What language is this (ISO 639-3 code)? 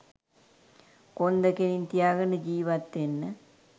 sin